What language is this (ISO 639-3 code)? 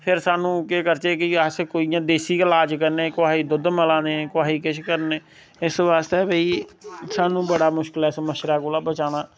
doi